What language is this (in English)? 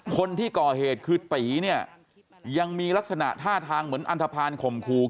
Thai